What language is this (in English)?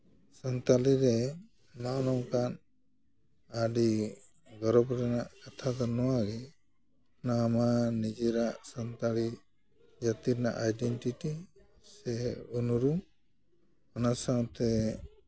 Santali